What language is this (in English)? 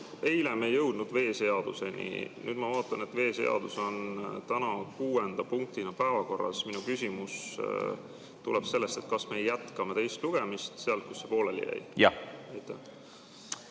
Estonian